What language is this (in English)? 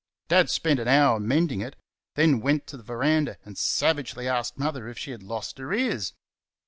English